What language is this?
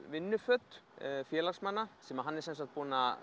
Icelandic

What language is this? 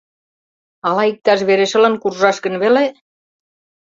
Mari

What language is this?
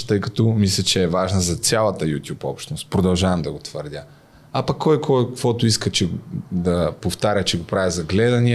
Bulgarian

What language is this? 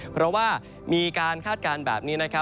Thai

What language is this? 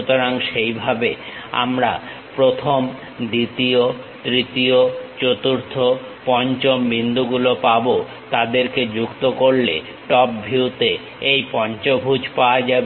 Bangla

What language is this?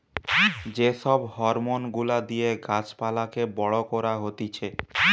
Bangla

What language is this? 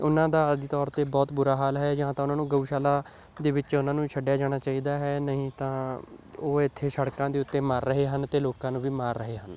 Punjabi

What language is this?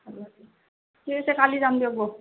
Assamese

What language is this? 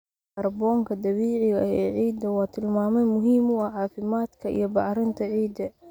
Somali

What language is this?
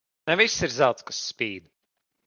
Latvian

